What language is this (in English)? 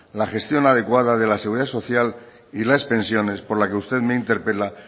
Spanish